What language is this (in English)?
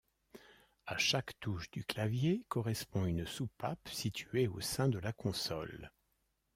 French